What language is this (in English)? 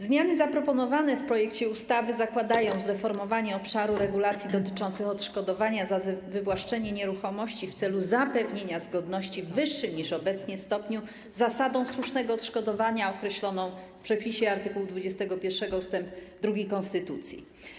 Polish